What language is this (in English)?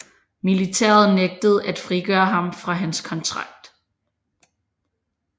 Danish